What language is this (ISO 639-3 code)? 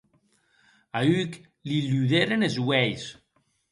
oci